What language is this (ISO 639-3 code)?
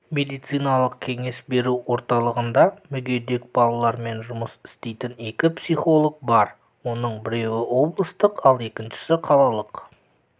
kaz